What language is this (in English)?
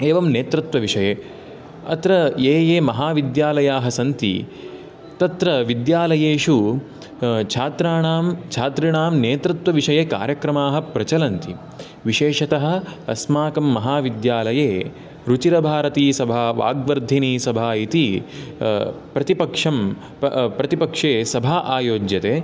Sanskrit